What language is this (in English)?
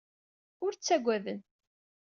Kabyle